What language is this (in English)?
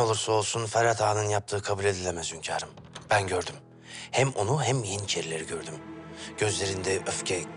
Turkish